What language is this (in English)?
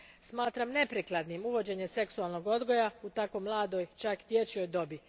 Croatian